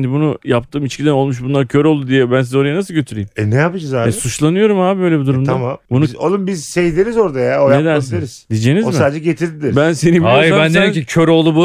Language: Turkish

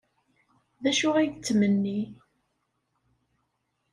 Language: Kabyle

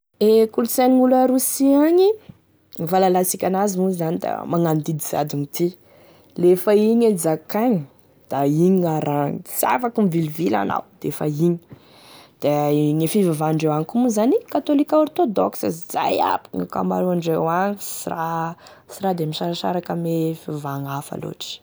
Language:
Tesaka Malagasy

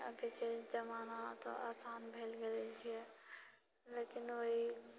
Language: Maithili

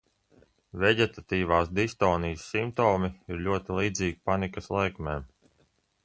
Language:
Latvian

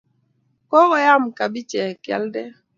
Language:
Kalenjin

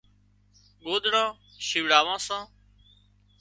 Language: Wadiyara Koli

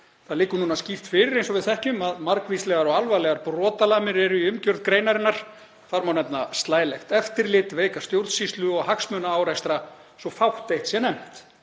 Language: Icelandic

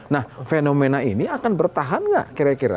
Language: Indonesian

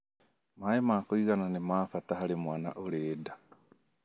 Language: Kikuyu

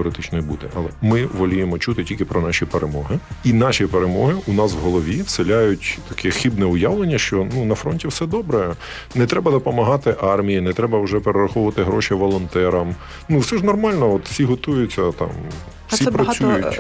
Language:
Ukrainian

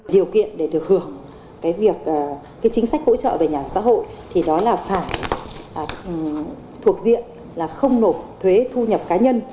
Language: Vietnamese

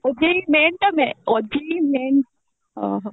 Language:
Odia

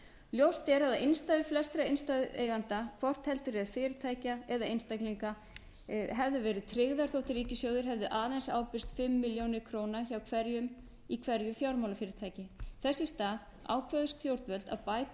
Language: Icelandic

